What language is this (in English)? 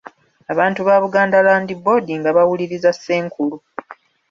Ganda